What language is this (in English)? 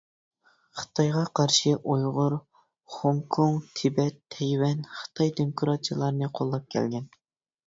Uyghur